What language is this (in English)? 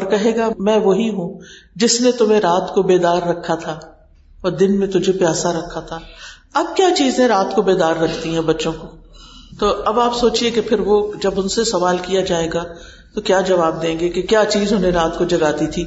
Urdu